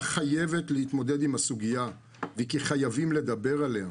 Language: Hebrew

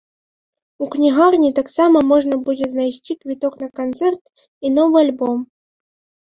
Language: Belarusian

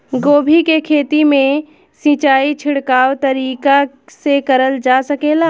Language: Bhojpuri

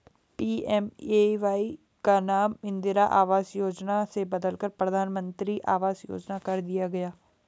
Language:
Hindi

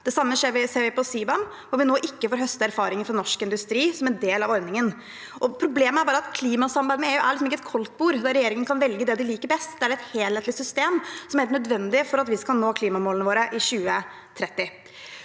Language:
Norwegian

